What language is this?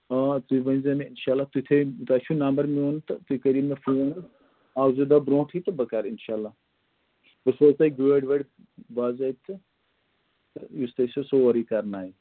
Kashmiri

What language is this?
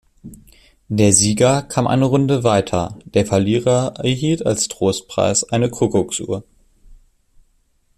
German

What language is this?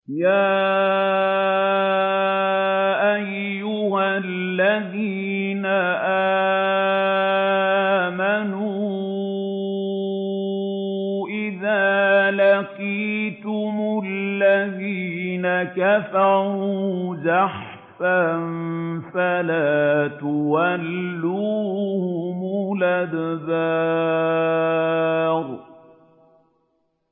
Arabic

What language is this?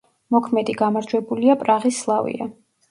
Georgian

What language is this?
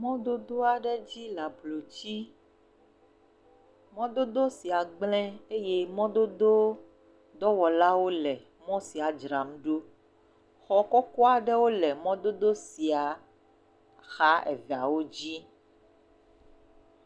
Ewe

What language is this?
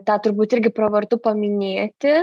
Lithuanian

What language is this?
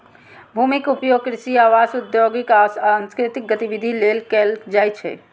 Maithili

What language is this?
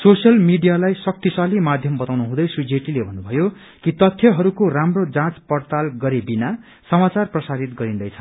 Nepali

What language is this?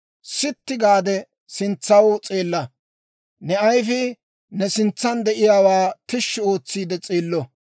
Dawro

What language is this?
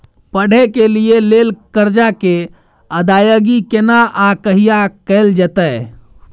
Maithili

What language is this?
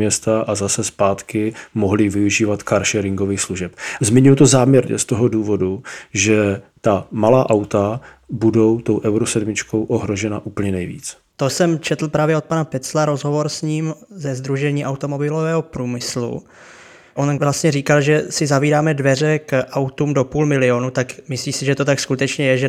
Czech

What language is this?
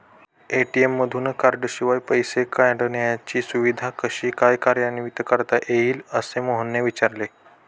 Marathi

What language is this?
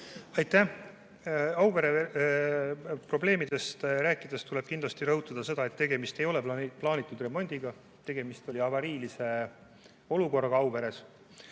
Estonian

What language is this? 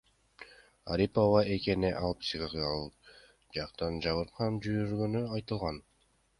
Kyrgyz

